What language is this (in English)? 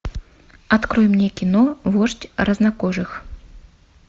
Russian